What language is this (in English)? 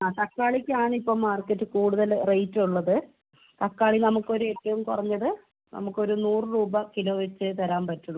Malayalam